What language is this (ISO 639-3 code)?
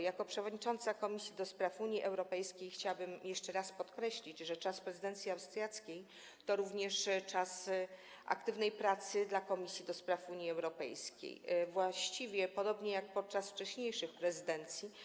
pol